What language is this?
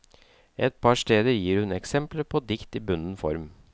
Norwegian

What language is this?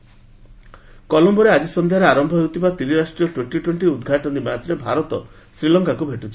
Odia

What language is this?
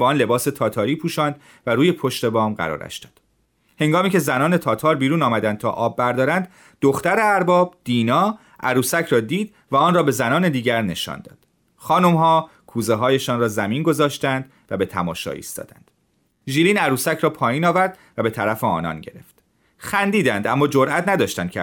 Persian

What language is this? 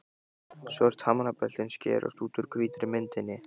Icelandic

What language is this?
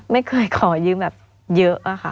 Thai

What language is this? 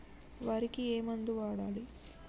Telugu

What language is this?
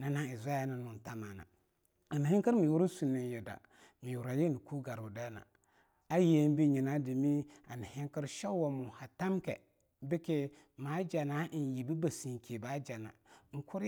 Longuda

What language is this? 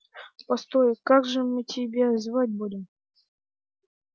Russian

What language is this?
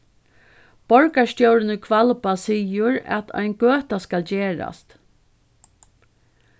Faroese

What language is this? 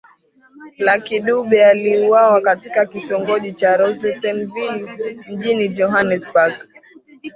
Swahili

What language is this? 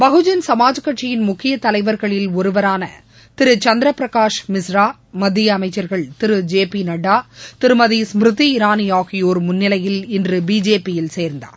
Tamil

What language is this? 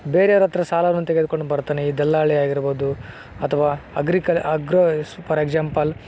Kannada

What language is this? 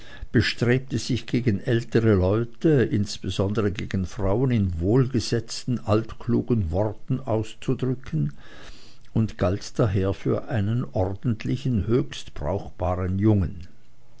German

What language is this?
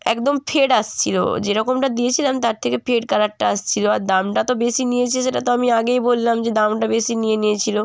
Bangla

